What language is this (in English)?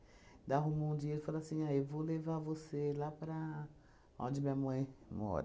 Portuguese